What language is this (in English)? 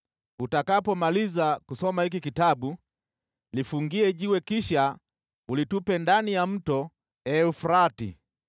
Swahili